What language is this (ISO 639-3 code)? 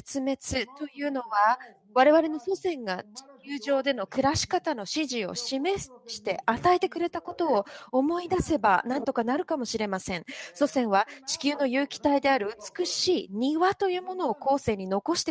jpn